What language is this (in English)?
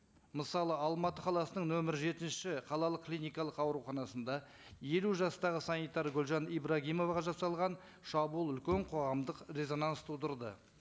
Kazakh